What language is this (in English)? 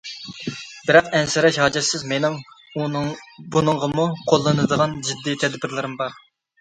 Uyghur